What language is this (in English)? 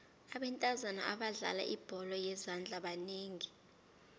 South Ndebele